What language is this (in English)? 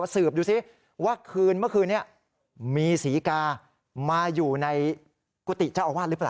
Thai